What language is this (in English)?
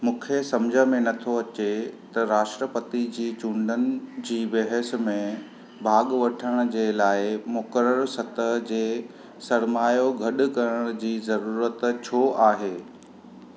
Sindhi